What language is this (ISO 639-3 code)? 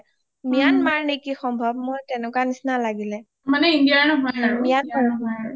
asm